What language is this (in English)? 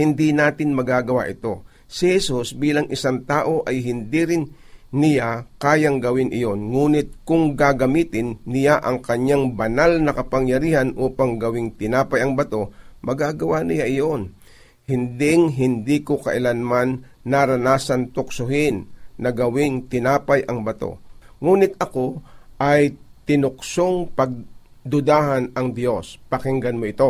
Filipino